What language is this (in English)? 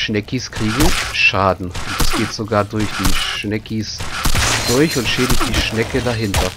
German